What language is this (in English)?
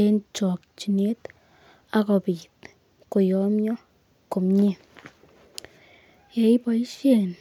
Kalenjin